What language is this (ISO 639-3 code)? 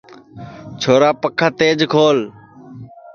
ssi